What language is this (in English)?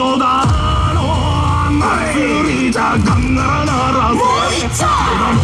Japanese